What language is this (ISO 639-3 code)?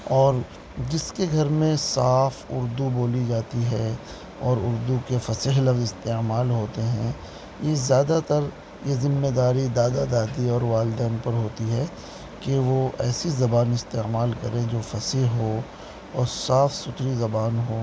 urd